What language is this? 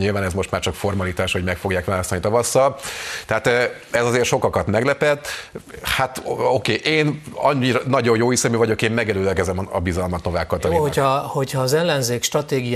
Hungarian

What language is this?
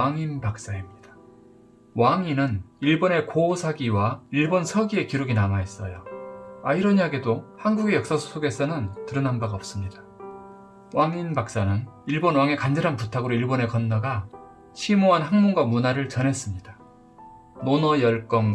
Korean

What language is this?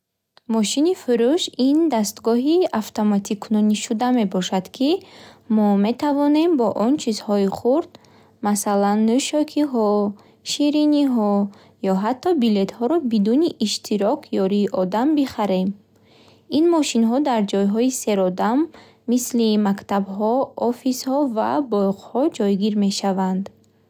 Bukharic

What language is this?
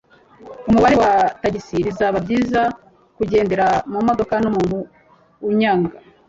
Kinyarwanda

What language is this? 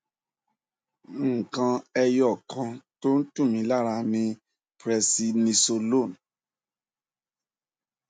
Yoruba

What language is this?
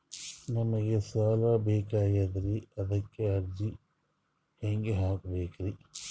Kannada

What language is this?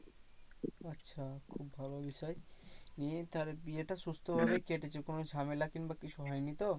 Bangla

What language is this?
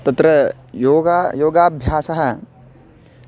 Sanskrit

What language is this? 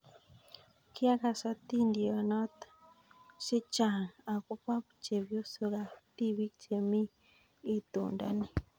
Kalenjin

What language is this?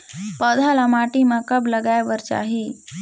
Chhattisgarhi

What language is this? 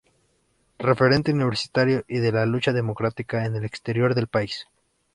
Spanish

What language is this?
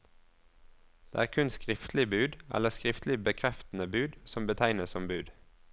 Norwegian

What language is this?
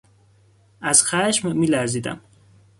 Persian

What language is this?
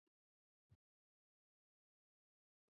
Chinese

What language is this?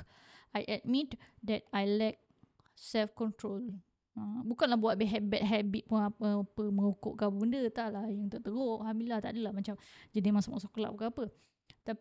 Malay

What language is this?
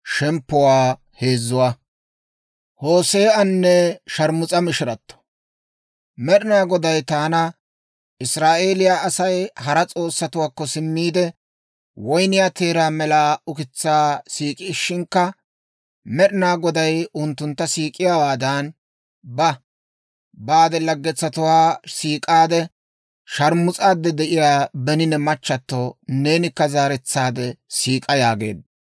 Dawro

